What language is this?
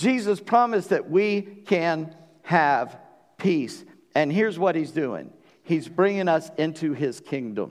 English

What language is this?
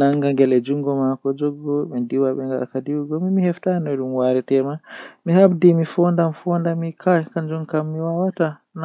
Western Niger Fulfulde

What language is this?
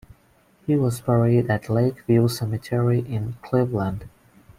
English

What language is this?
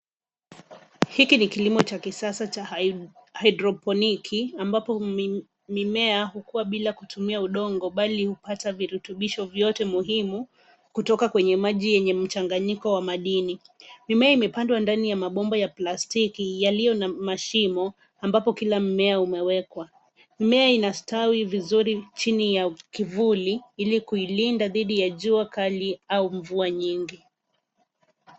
Swahili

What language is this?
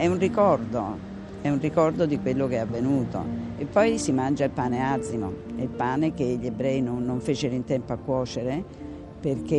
Italian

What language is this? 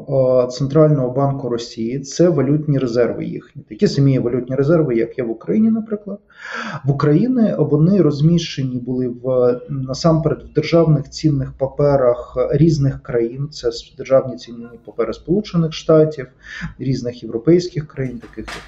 Ukrainian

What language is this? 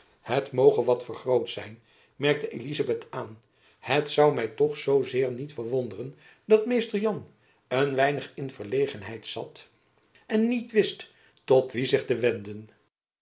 Dutch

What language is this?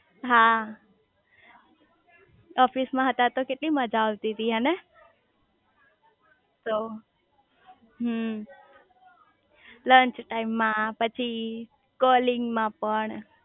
Gujarati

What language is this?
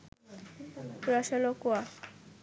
Bangla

